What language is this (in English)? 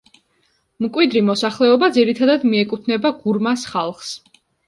Georgian